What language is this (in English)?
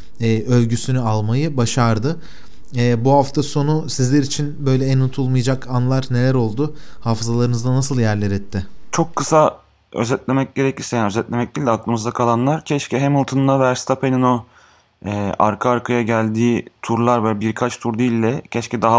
Turkish